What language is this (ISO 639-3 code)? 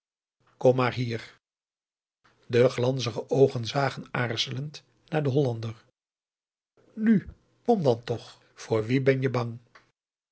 nld